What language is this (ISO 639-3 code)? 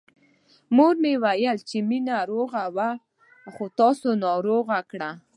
pus